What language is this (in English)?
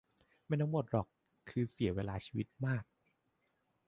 Thai